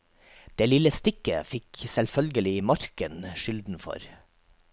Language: Norwegian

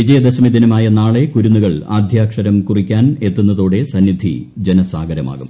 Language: Malayalam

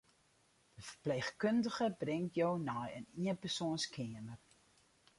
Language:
Western Frisian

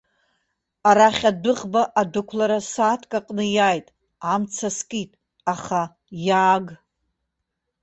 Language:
Abkhazian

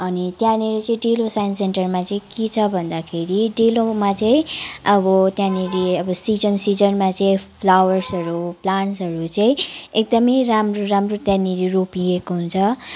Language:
Nepali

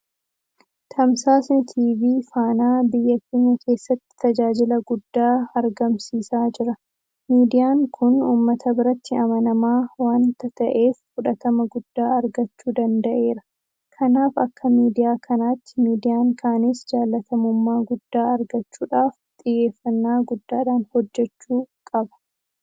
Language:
Oromo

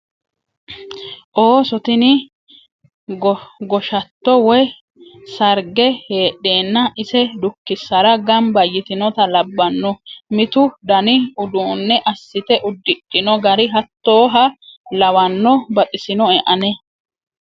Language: Sidamo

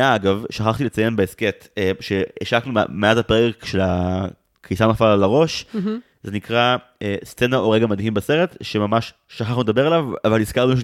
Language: Hebrew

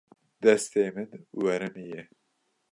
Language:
Kurdish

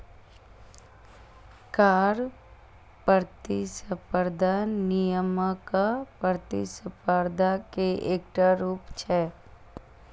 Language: Maithili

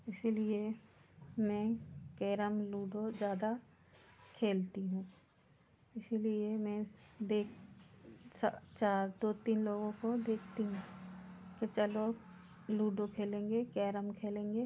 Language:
Hindi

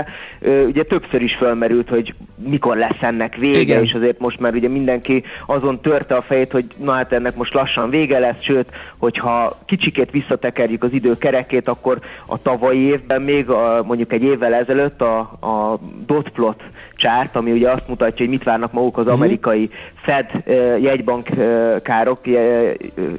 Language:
Hungarian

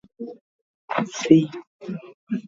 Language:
Guarani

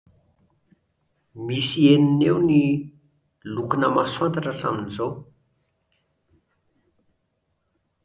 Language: Malagasy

